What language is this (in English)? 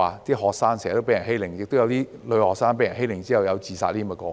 Cantonese